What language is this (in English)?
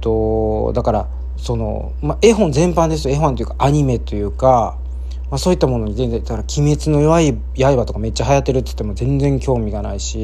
Japanese